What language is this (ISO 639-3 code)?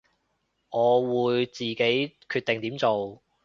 yue